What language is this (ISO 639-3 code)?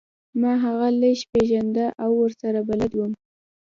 pus